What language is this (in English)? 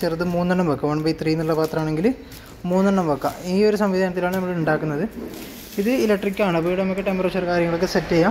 Turkish